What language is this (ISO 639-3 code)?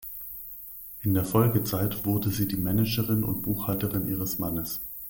deu